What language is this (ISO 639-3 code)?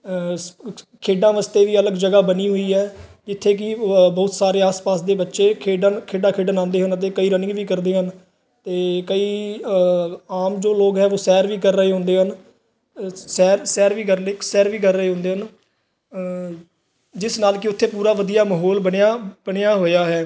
pan